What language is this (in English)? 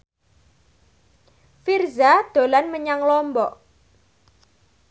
Javanese